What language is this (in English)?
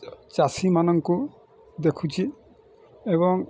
Odia